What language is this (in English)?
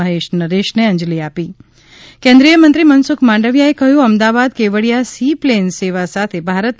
Gujarati